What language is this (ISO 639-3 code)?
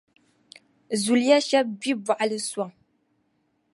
dag